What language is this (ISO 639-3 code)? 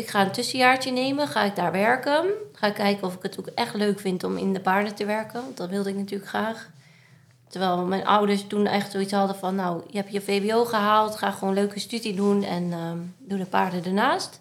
nld